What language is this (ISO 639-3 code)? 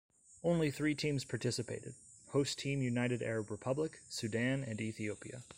eng